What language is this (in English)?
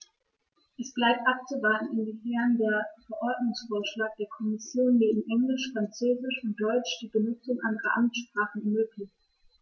German